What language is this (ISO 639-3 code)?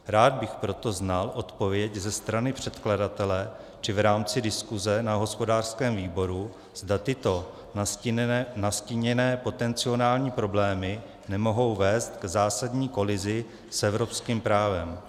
ces